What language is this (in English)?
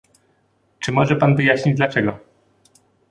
Polish